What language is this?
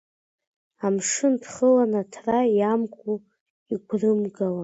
Abkhazian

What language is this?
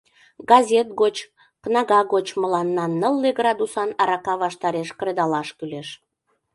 Mari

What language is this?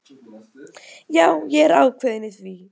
Icelandic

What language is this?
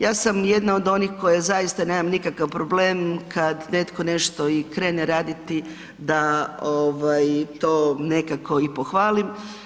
Croatian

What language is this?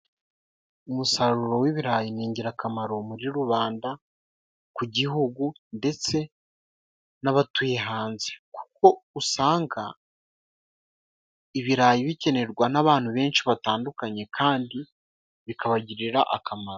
Kinyarwanda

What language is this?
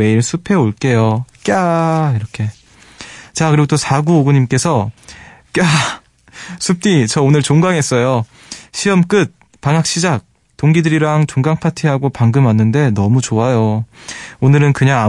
Korean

